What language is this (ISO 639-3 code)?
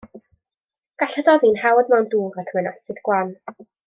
cym